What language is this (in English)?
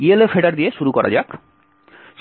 Bangla